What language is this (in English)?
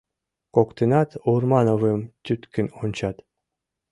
Mari